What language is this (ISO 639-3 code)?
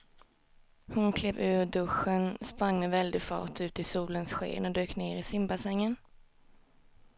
swe